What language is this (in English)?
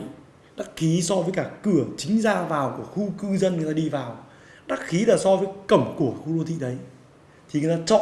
Vietnamese